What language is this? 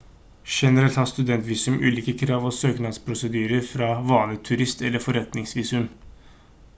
Norwegian Bokmål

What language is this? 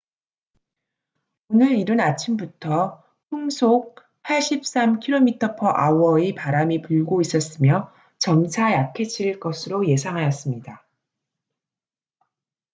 Korean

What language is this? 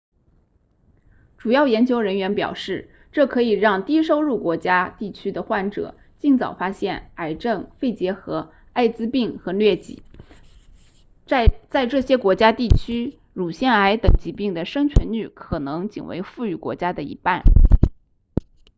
Chinese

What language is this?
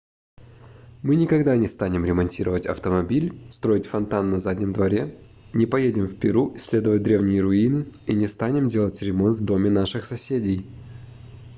Russian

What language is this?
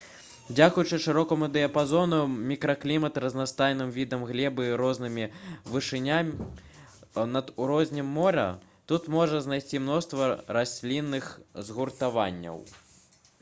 Belarusian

